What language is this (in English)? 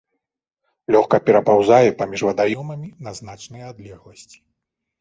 Belarusian